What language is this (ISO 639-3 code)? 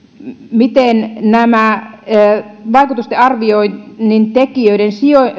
fin